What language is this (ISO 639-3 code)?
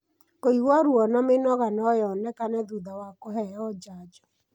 kik